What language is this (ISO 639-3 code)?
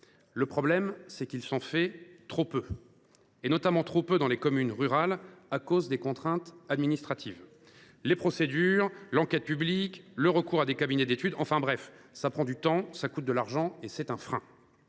fra